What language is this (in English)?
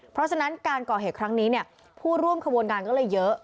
Thai